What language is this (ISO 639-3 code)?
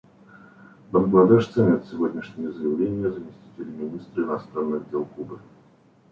rus